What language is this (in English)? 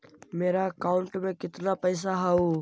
Magahi